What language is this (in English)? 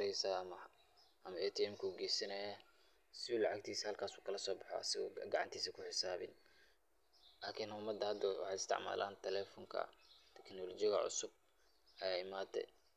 Somali